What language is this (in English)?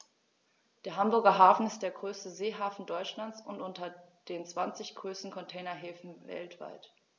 German